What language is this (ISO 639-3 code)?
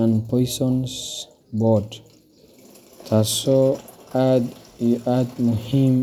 som